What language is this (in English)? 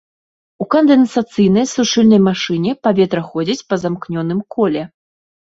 Belarusian